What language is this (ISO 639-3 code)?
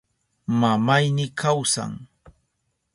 qup